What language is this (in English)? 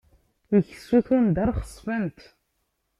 Kabyle